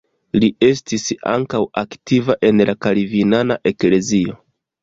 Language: Esperanto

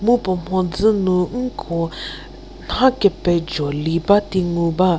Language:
Angami Naga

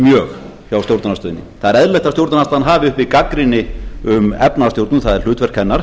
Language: Icelandic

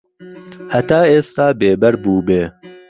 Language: Central Kurdish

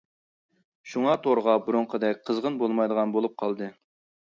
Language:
Uyghur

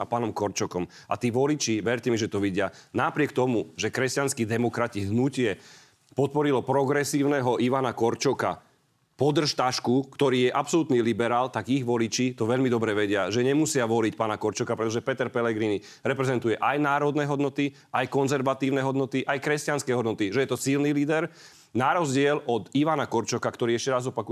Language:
Slovak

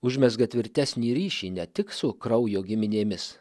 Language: Lithuanian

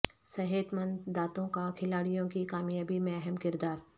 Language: Urdu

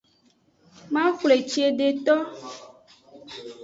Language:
Aja (Benin)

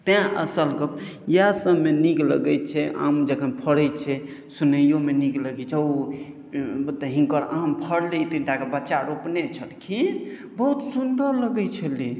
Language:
Maithili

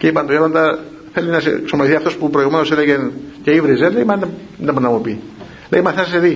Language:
Greek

